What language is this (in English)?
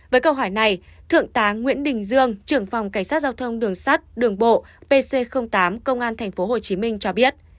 Vietnamese